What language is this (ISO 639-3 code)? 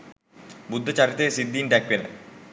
sin